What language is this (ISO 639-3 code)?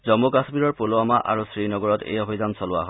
asm